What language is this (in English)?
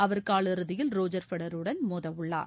Tamil